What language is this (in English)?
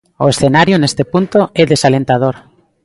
Galician